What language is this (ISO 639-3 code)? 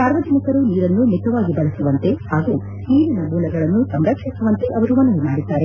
kan